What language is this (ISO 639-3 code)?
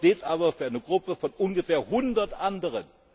deu